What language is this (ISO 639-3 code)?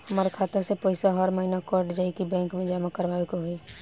bho